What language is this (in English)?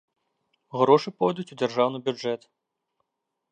Belarusian